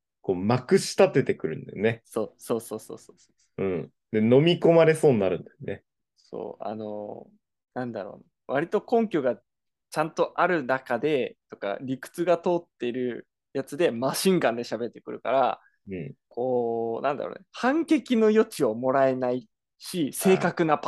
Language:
Japanese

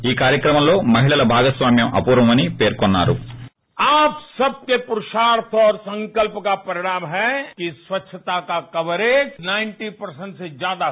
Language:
Telugu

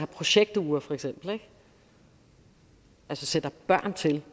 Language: Danish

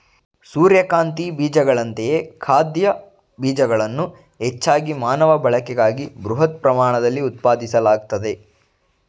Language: Kannada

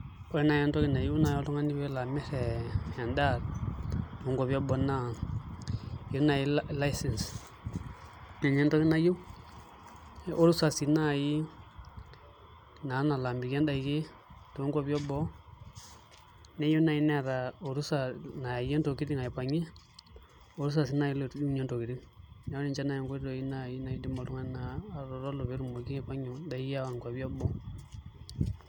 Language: Masai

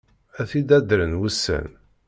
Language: Kabyle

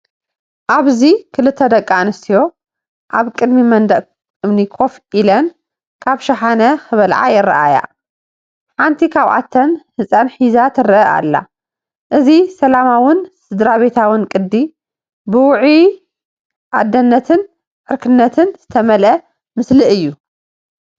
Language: Tigrinya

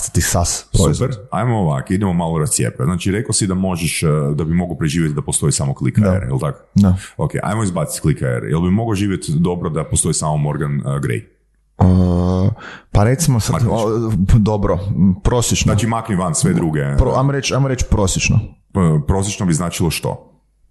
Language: Croatian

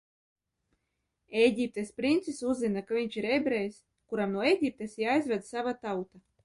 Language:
Latvian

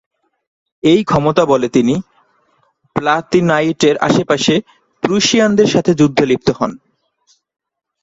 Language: Bangla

